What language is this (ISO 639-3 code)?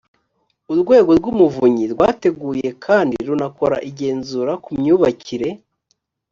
kin